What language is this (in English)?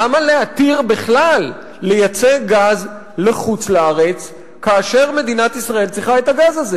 Hebrew